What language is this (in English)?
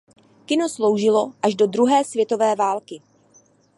Czech